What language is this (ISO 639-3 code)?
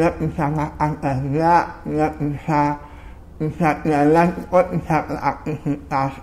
ind